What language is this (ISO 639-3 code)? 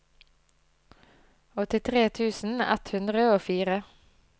nor